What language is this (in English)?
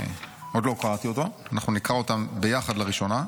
Hebrew